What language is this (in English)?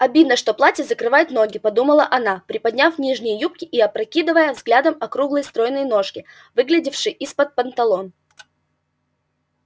Russian